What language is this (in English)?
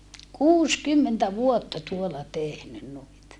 Finnish